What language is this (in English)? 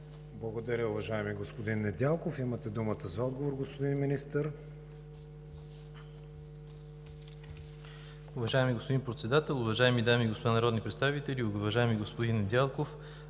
Bulgarian